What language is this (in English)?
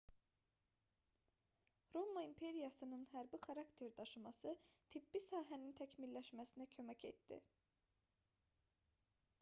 Azerbaijani